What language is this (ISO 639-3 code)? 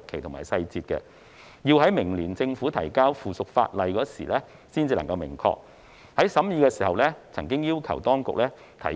yue